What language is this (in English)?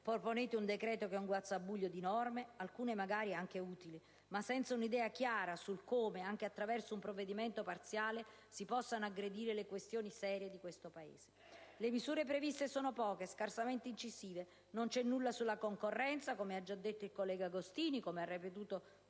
Italian